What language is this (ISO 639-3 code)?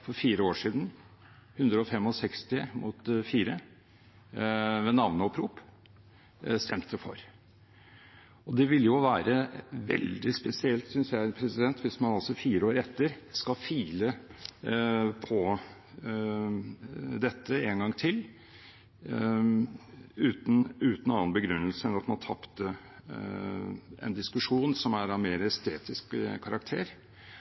nob